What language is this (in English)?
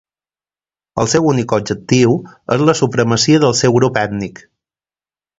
Catalan